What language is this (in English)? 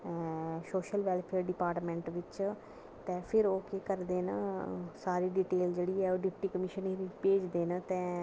Dogri